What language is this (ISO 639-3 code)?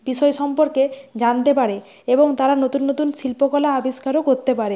ben